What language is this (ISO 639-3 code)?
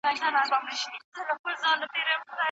pus